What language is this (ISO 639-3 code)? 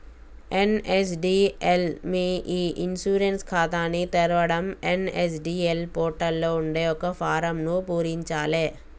tel